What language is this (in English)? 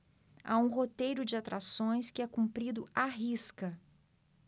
Portuguese